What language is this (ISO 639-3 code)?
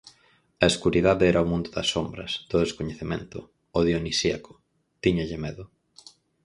glg